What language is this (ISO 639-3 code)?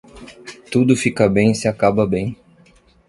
por